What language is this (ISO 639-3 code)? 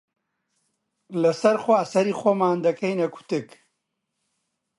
ckb